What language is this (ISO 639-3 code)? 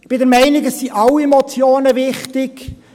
gsw